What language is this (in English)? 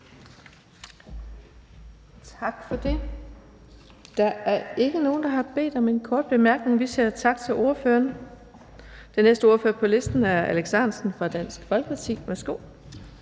Danish